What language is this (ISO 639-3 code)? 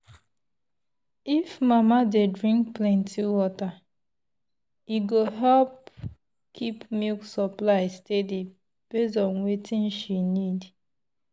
pcm